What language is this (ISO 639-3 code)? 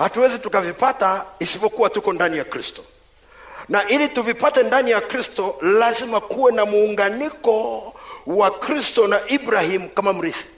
swa